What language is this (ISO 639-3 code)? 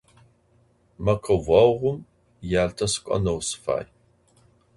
ady